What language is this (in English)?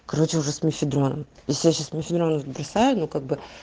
Russian